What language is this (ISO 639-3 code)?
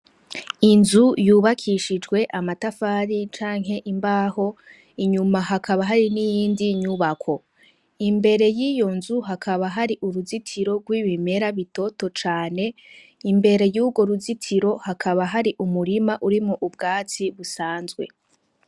run